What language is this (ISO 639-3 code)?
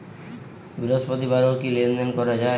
ben